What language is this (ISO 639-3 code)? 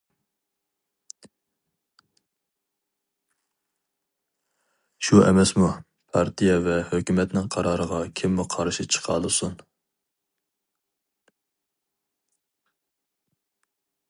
uig